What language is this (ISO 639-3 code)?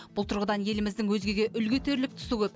kaz